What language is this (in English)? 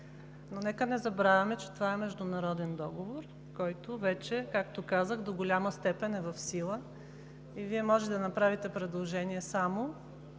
Bulgarian